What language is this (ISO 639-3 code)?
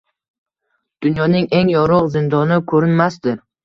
uzb